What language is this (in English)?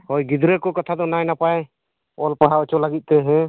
Santali